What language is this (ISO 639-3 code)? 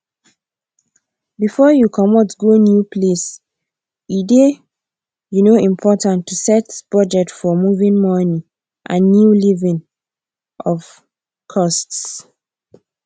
pcm